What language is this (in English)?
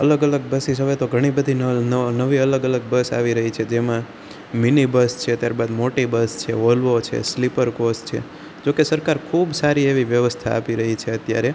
Gujarati